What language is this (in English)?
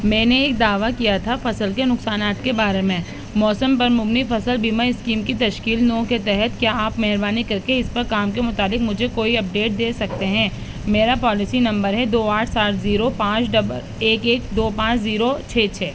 Urdu